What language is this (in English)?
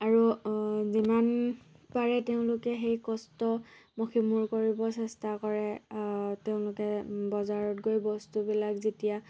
Assamese